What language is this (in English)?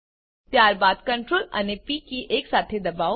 Gujarati